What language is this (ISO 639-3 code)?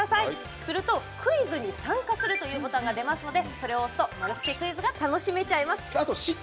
jpn